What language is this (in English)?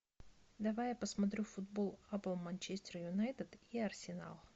Russian